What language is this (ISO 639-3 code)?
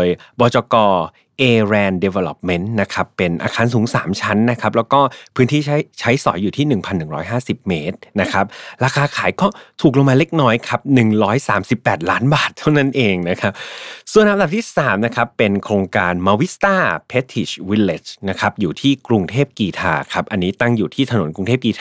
tha